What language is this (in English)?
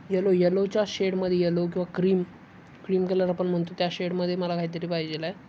Marathi